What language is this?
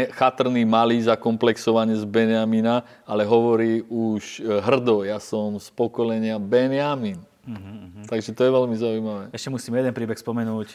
Slovak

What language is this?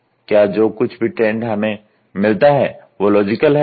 Hindi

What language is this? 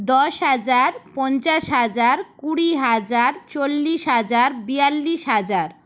Bangla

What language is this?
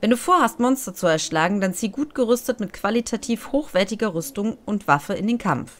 German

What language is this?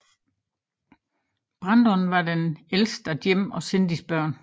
Danish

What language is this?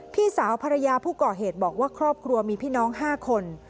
Thai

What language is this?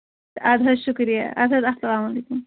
Kashmiri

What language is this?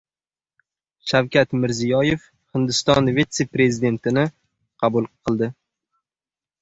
Uzbek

